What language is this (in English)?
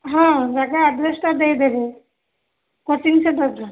Odia